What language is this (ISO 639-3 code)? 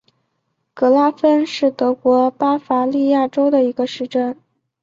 zho